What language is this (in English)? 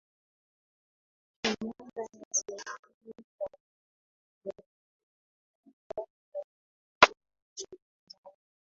Swahili